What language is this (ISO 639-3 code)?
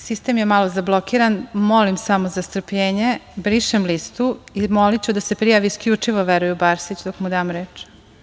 srp